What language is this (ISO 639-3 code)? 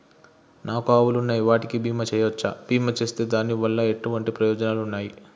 tel